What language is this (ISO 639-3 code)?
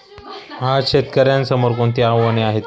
mar